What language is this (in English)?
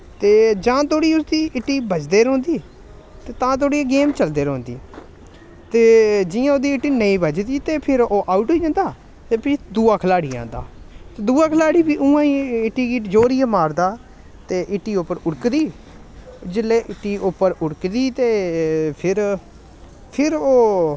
Dogri